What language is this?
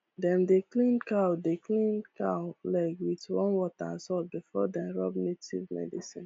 Nigerian Pidgin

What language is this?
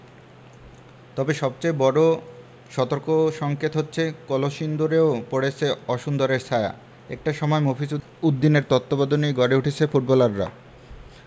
Bangla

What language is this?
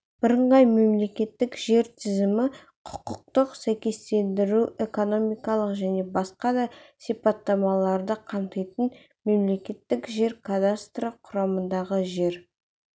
Kazakh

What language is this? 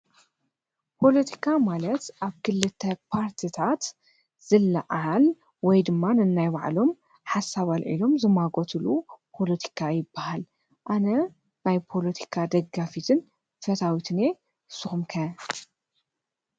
Tigrinya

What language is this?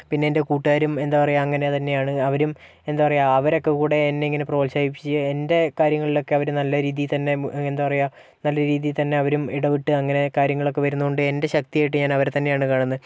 Malayalam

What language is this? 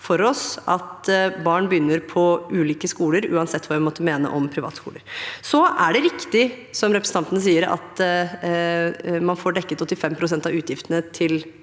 Norwegian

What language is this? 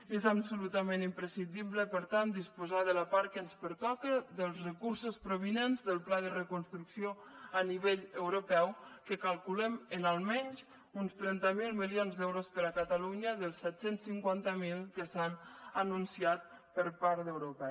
Catalan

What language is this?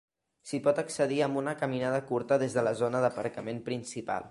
Catalan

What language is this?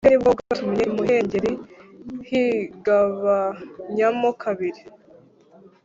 Kinyarwanda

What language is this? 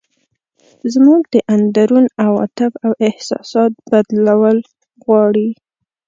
Pashto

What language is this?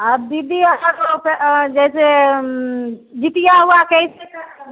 Maithili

